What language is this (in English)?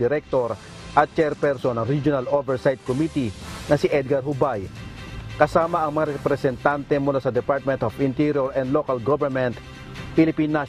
Filipino